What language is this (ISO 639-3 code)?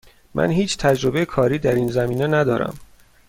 fas